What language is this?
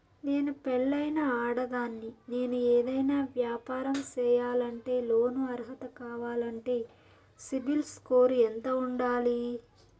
Telugu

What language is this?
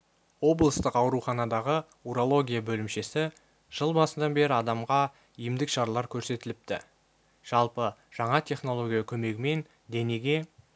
Kazakh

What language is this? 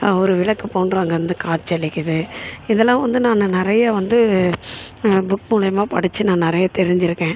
Tamil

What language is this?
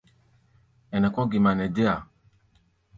Gbaya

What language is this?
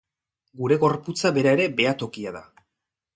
Basque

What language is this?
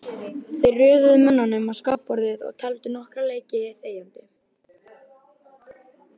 Icelandic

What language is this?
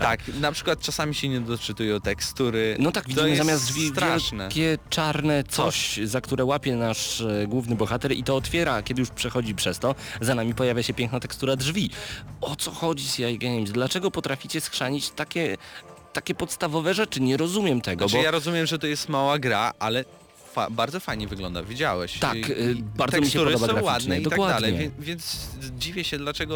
Polish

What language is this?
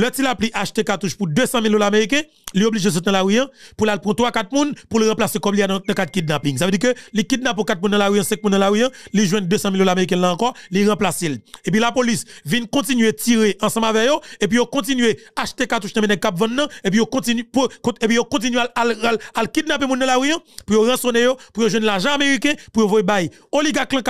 French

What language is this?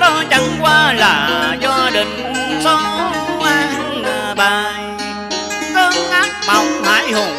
Vietnamese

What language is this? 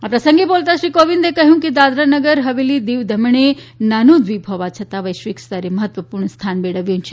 Gujarati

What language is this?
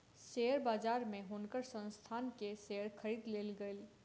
Maithili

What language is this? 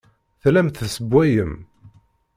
Kabyle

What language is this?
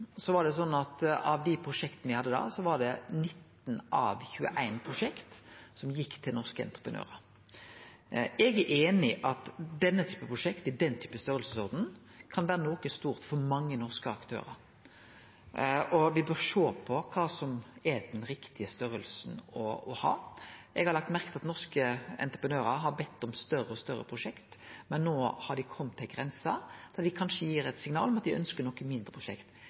Norwegian Nynorsk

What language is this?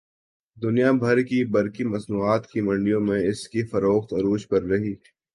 Urdu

